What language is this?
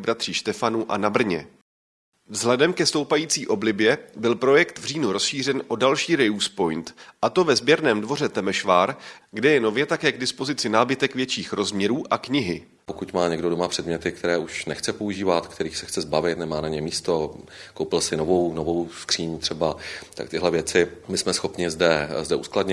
Czech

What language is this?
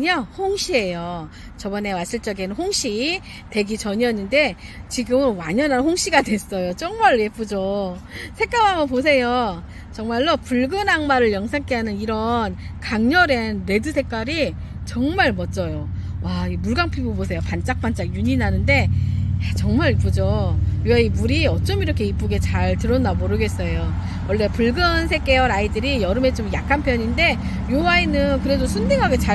Korean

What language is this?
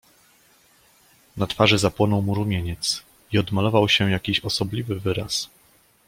Polish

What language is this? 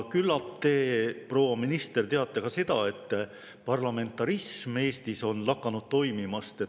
Estonian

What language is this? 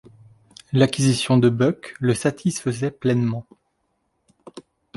French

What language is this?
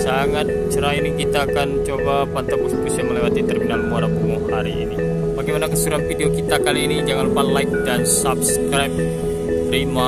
Indonesian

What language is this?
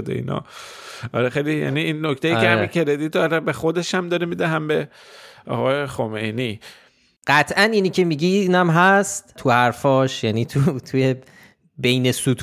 Persian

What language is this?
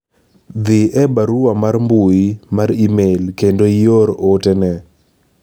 Luo (Kenya and Tanzania)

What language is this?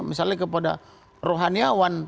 Indonesian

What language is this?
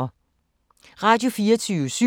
Danish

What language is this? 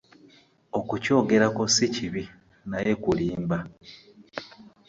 Ganda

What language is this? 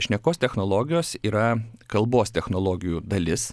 Lithuanian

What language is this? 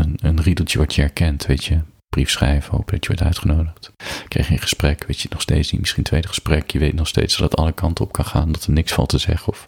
Dutch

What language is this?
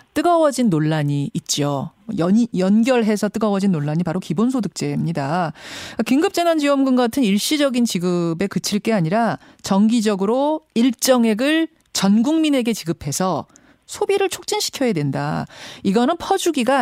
Korean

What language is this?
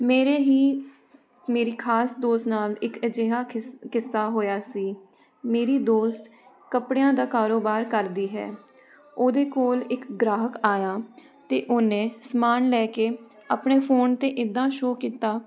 Punjabi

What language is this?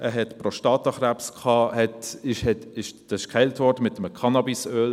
Swiss German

